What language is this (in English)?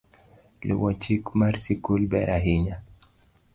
Luo (Kenya and Tanzania)